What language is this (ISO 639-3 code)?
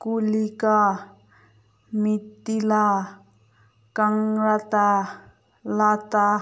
mni